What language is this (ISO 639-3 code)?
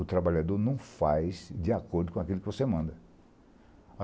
por